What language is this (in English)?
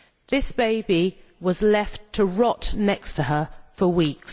English